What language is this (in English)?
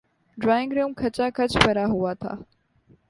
Urdu